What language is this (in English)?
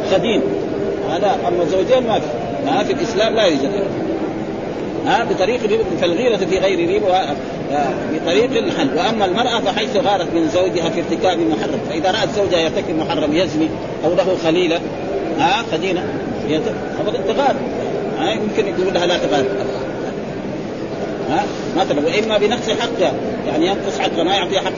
Arabic